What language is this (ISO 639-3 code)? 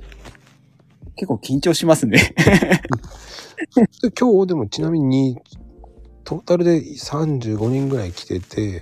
jpn